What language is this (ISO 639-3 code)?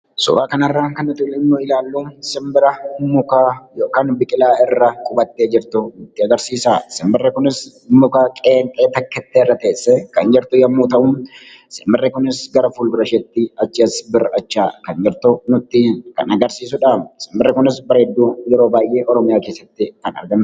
orm